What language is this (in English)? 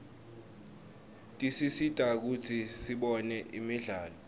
Swati